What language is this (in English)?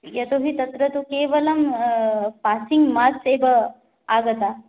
Sanskrit